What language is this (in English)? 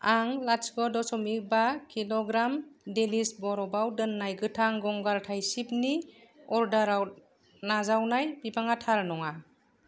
Bodo